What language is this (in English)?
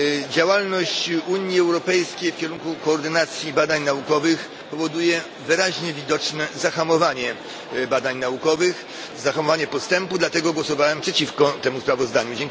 Polish